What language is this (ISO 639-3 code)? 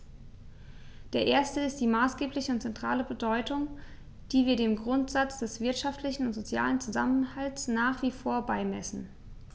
deu